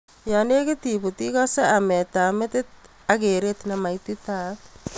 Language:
Kalenjin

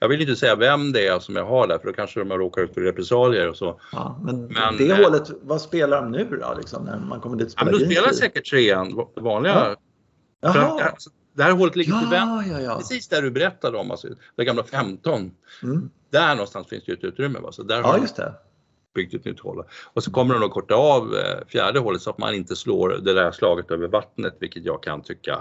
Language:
Swedish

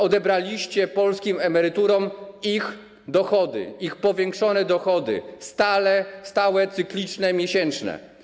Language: Polish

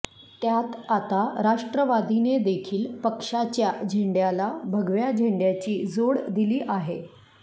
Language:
Marathi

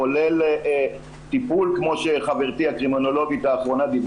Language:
Hebrew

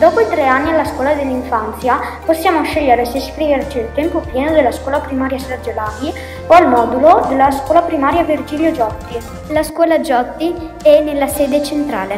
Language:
Italian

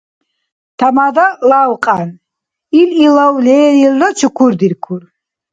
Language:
Dargwa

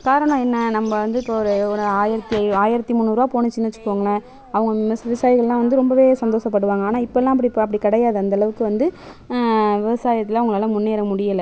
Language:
Tamil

